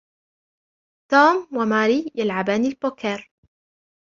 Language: Arabic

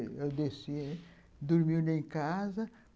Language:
Portuguese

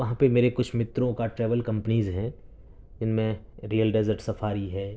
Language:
Urdu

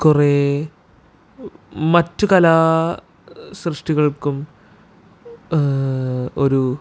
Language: Malayalam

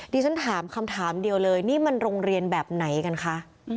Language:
Thai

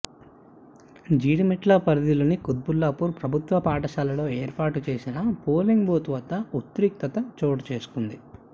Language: Telugu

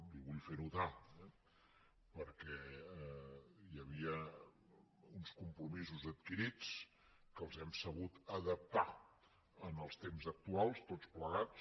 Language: Catalan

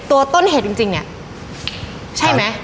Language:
Thai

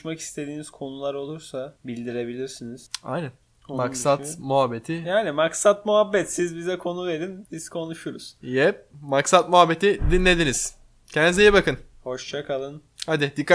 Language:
Turkish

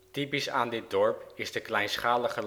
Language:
Dutch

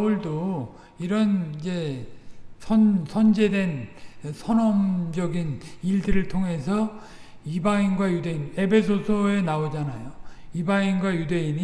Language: Korean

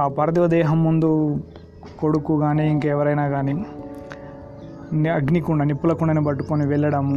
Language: Telugu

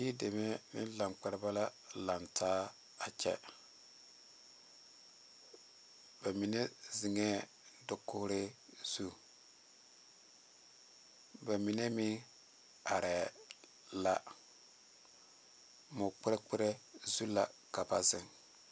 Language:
Southern Dagaare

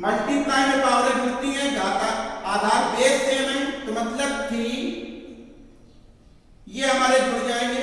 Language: Hindi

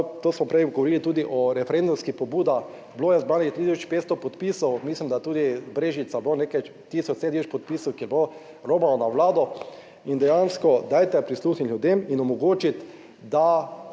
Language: Slovenian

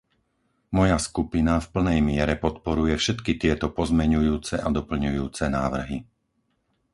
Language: Slovak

